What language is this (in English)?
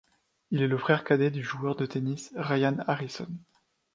French